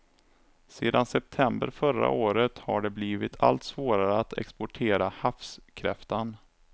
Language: Swedish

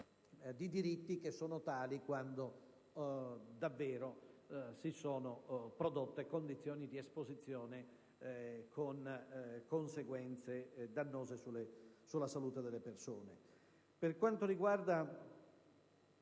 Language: Italian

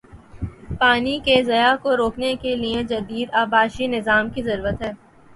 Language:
Urdu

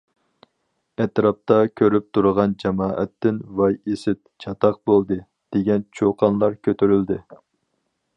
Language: Uyghur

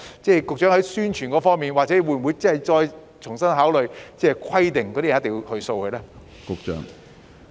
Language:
Cantonese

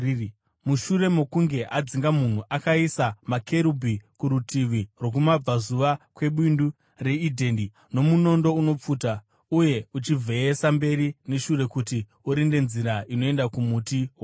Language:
Shona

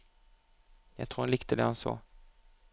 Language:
Norwegian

